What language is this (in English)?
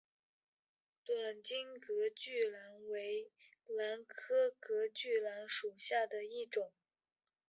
Chinese